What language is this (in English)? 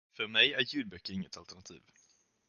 Swedish